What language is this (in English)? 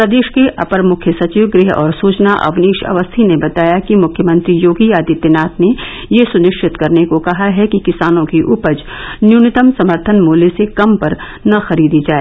Hindi